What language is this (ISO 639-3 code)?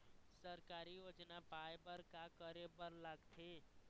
hne